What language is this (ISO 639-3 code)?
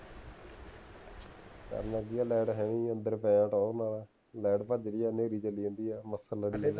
pan